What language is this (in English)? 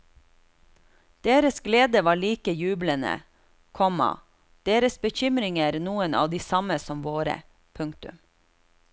Norwegian